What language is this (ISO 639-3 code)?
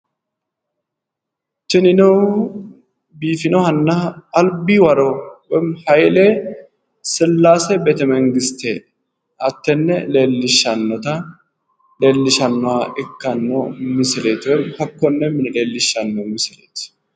sid